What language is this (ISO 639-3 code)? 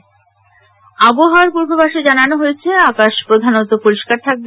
ben